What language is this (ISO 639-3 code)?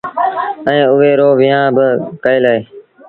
sbn